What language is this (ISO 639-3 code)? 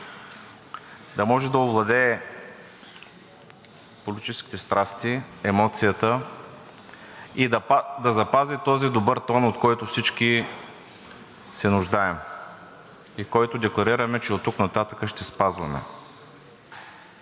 bul